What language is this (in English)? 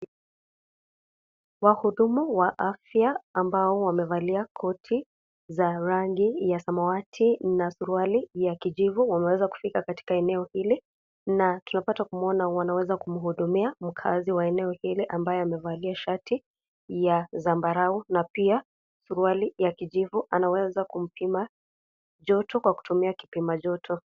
Swahili